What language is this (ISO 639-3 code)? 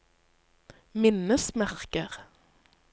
nor